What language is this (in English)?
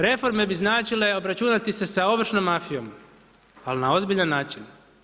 Croatian